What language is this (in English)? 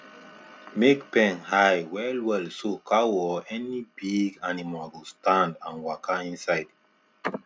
Nigerian Pidgin